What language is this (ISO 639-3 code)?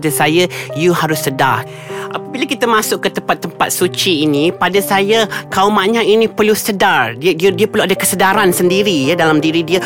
msa